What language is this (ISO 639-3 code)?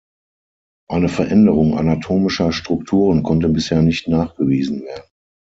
deu